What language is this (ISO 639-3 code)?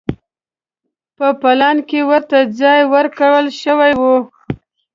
pus